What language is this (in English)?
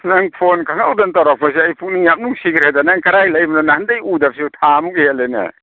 Manipuri